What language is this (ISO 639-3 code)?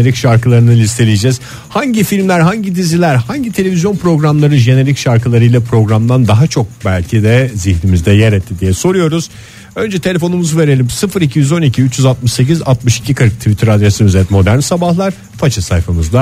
tur